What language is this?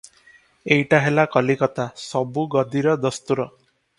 Odia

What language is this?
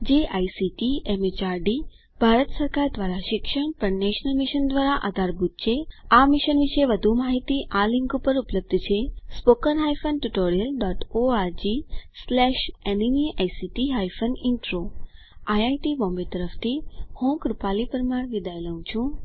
Gujarati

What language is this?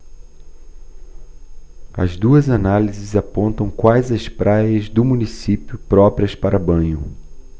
Portuguese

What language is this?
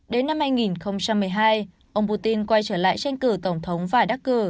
Vietnamese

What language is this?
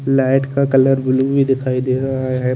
Hindi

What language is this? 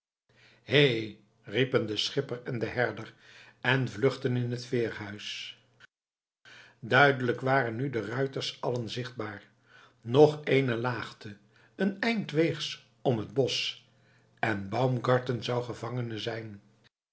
Dutch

